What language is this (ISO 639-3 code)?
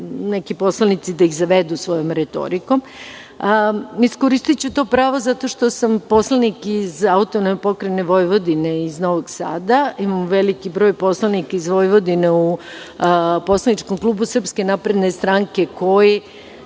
srp